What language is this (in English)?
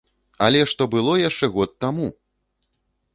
Belarusian